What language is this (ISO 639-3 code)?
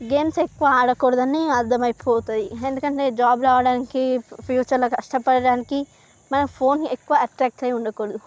tel